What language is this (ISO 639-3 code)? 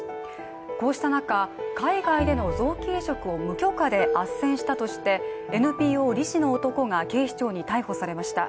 jpn